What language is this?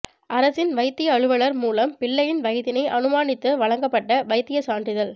Tamil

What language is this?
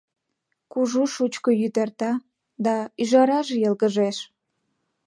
Mari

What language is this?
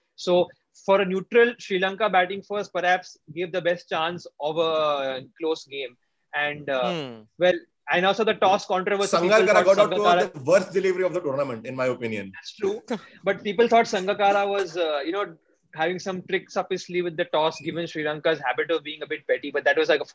English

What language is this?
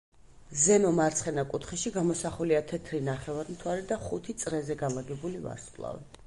Georgian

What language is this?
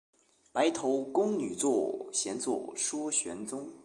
Chinese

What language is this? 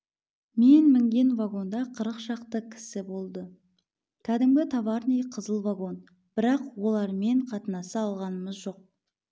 Kazakh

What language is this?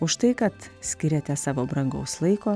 Lithuanian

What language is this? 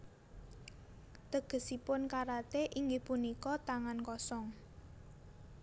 Javanese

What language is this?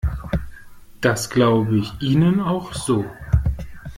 German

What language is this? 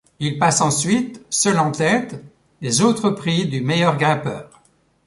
French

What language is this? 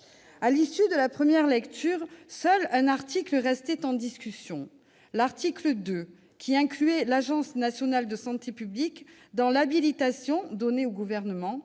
French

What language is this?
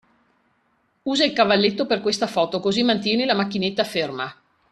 Italian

